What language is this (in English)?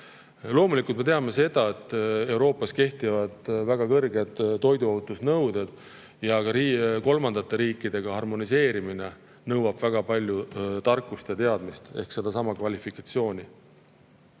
Estonian